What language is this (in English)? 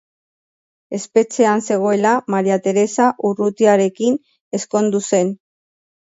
Basque